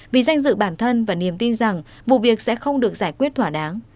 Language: Vietnamese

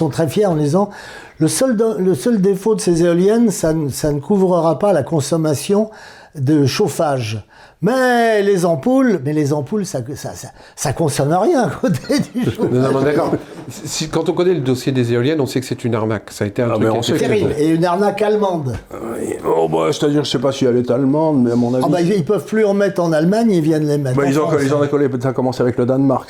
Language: French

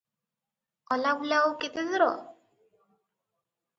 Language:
Odia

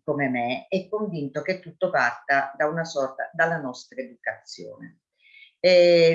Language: Italian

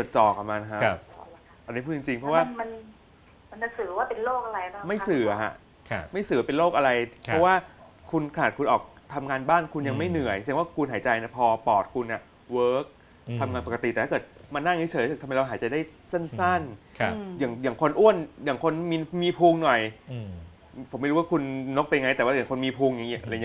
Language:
Thai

